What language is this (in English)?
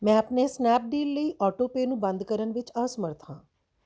Punjabi